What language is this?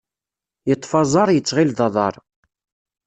Kabyle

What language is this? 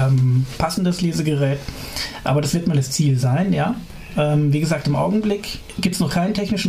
German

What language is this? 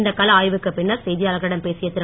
Tamil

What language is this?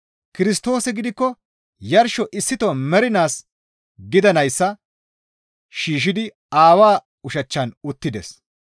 Gamo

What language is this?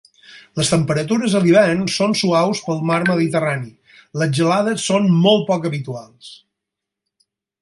Catalan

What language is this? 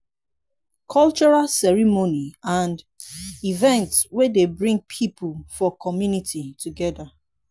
Nigerian Pidgin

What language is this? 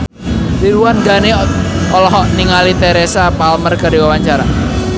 Sundanese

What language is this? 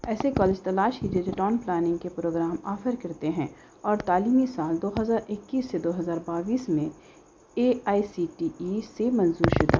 Urdu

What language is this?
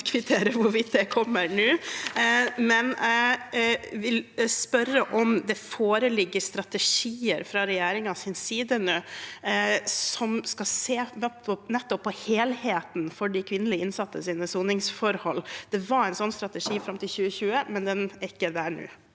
Norwegian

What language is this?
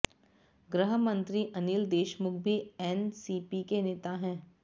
Hindi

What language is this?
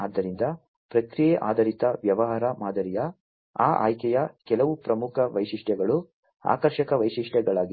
Kannada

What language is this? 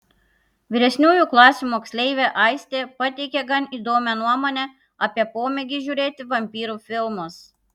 Lithuanian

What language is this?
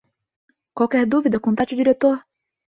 Portuguese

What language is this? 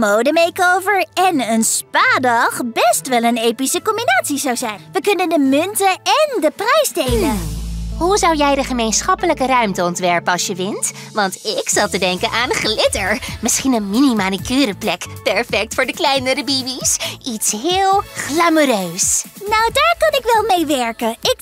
Dutch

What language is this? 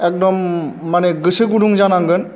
Bodo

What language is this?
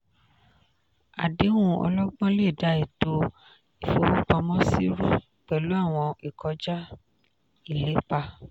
Yoruba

